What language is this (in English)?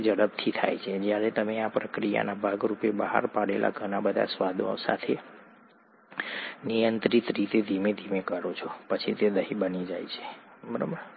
Gujarati